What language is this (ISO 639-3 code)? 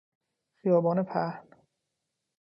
fas